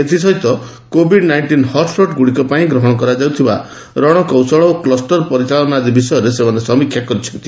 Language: Odia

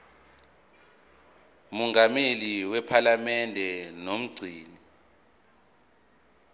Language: Zulu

